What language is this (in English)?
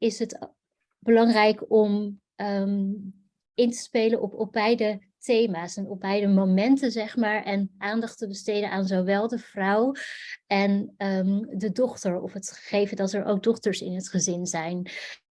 Dutch